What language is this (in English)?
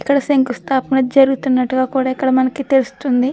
Telugu